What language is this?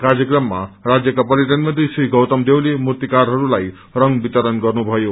Nepali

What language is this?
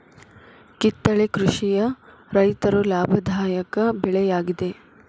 Kannada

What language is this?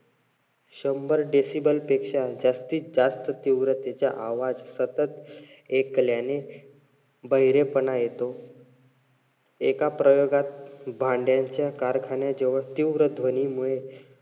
Marathi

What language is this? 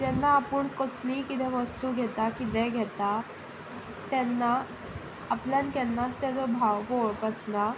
Konkani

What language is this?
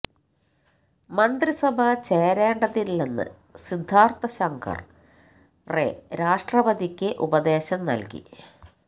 Malayalam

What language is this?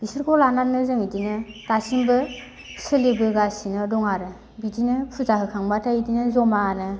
Bodo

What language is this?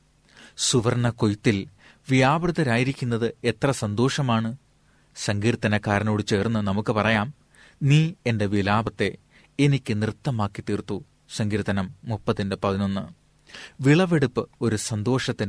Malayalam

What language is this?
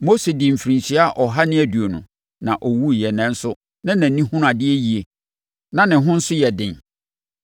Akan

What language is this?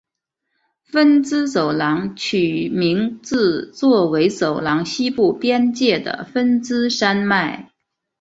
Chinese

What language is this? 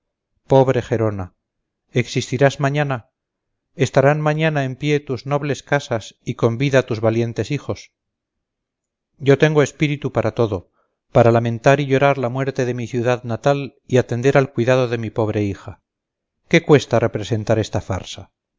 Spanish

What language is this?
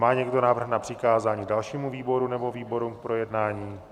Czech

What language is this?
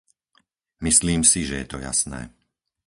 Slovak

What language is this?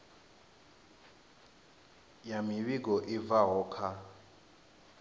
Venda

